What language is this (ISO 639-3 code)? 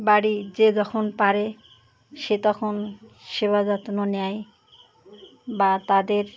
ben